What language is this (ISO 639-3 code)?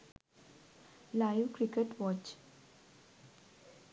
sin